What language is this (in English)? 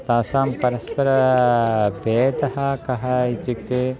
Sanskrit